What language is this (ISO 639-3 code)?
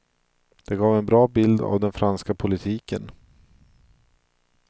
swe